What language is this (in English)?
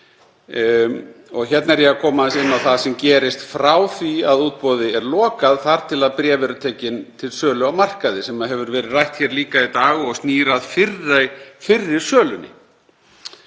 Icelandic